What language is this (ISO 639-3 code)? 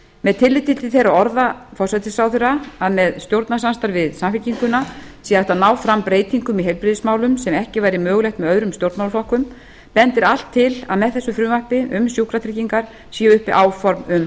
isl